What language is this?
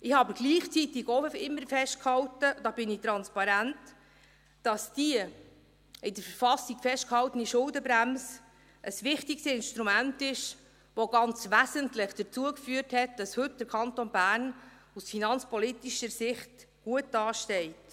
Swiss German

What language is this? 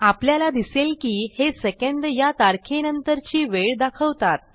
Marathi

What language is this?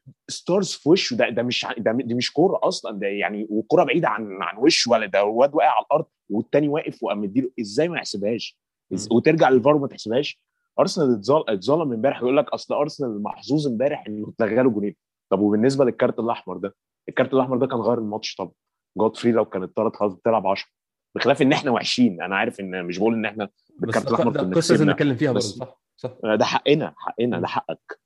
Arabic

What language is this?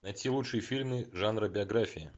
Russian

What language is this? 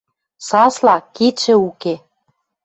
Western Mari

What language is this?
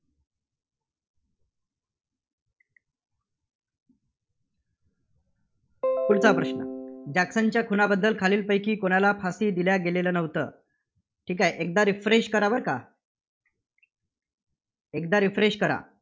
Marathi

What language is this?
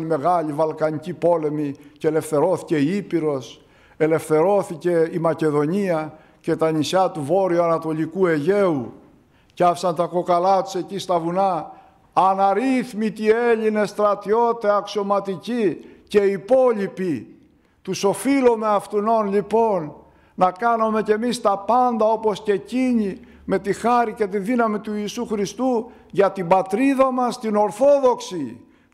Greek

